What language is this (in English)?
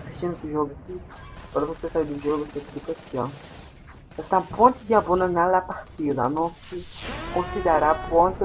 Portuguese